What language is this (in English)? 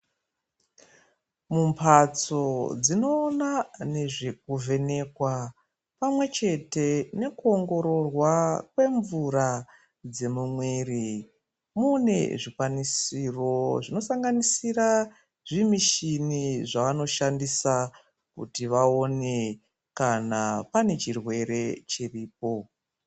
Ndau